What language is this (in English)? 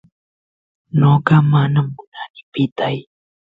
Santiago del Estero Quichua